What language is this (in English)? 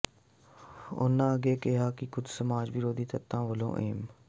Punjabi